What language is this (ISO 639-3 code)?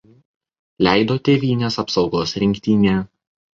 lit